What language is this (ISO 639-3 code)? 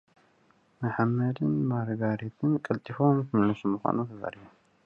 tir